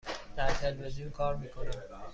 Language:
Persian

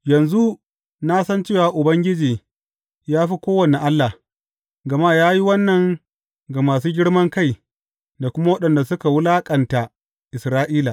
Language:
Hausa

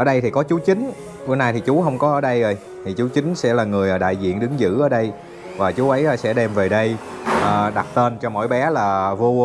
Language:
Vietnamese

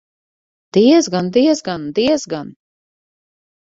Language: Latvian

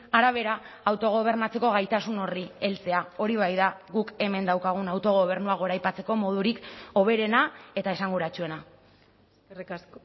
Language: Basque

